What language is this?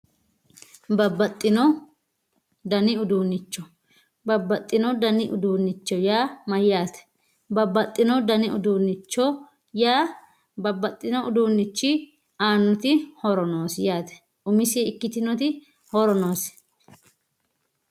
Sidamo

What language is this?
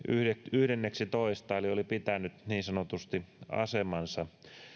Finnish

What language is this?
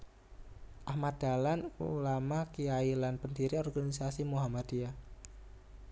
Javanese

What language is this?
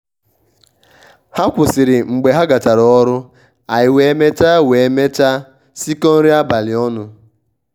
Igbo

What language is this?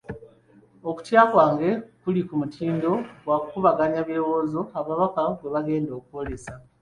Ganda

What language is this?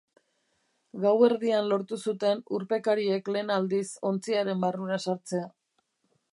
Basque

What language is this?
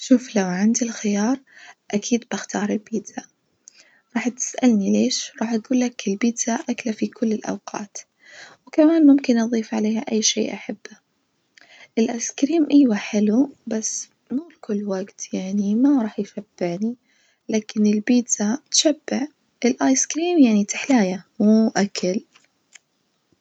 Najdi Arabic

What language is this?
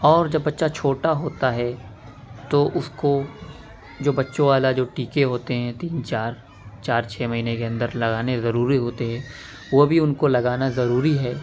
Urdu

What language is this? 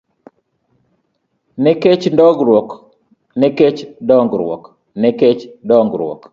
Luo (Kenya and Tanzania)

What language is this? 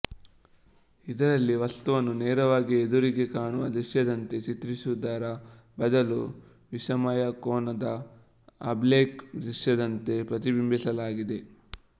Kannada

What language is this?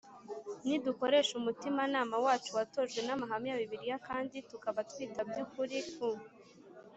Kinyarwanda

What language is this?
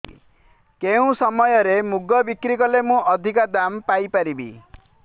Odia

